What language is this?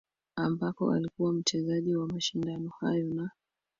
Swahili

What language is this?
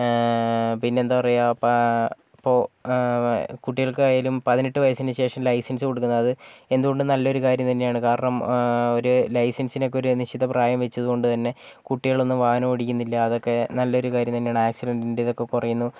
Malayalam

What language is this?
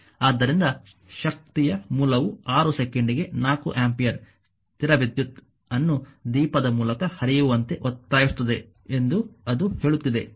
Kannada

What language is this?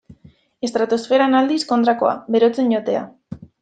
Basque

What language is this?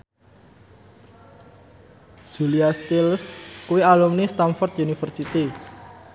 Javanese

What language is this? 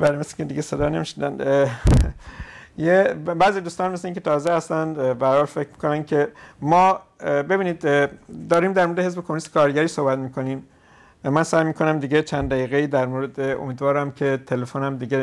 Persian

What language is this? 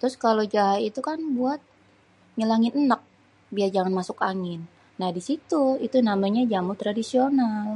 Betawi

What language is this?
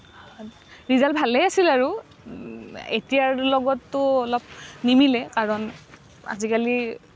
Assamese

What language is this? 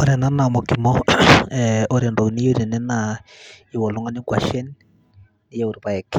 Masai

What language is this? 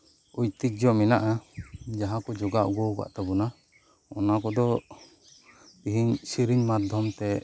Santali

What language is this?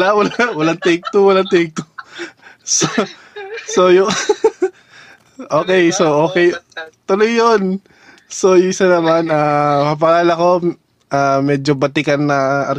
Filipino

